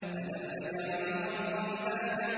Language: Arabic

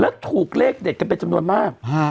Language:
Thai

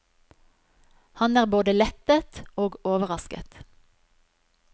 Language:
Norwegian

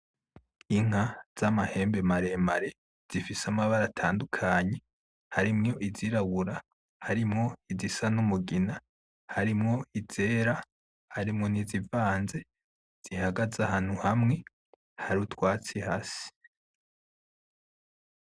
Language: Rundi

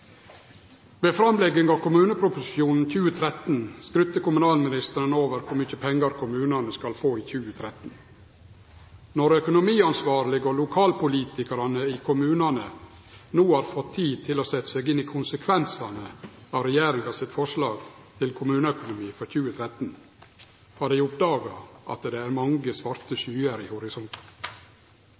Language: Norwegian Nynorsk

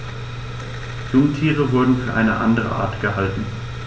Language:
German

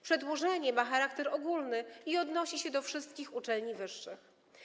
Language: Polish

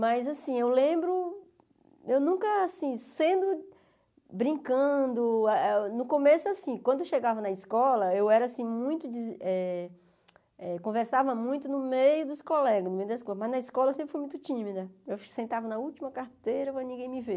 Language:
Portuguese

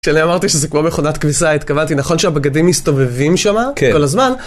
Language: Hebrew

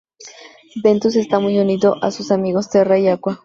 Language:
Spanish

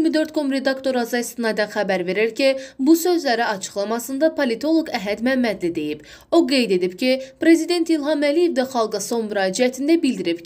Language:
Turkish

